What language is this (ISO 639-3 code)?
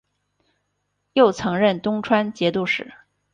zho